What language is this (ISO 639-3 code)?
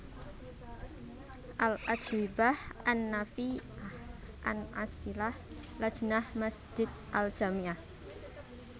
jav